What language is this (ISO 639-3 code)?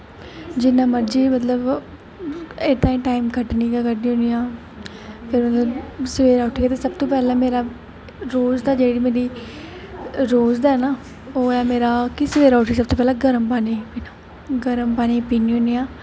doi